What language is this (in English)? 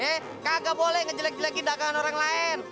Indonesian